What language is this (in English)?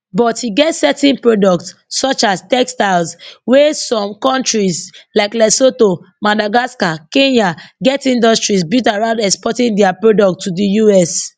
Nigerian Pidgin